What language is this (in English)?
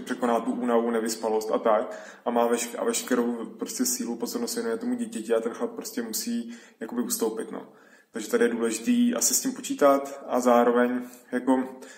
Czech